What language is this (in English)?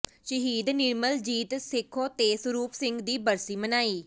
Punjabi